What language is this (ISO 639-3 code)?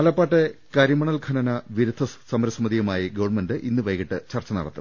mal